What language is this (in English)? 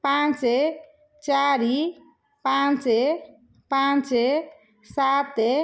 Odia